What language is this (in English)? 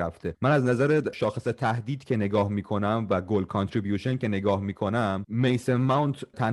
Persian